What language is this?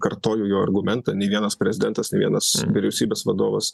Lithuanian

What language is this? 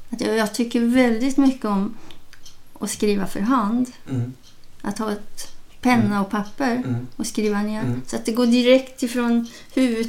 Swedish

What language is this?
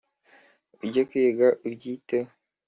Kinyarwanda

